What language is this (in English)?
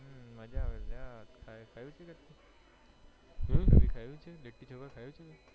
Gujarati